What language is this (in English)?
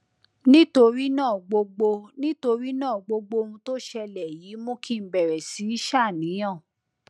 Yoruba